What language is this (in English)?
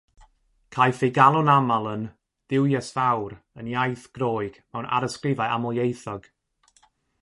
Welsh